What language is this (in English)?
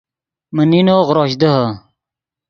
Yidgha